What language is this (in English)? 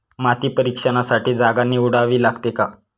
Marathi